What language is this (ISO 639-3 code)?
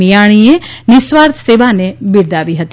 guj